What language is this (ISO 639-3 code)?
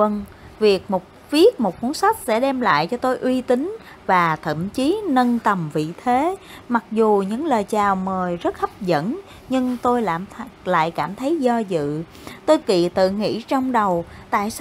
vie